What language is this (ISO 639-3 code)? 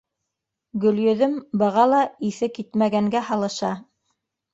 bak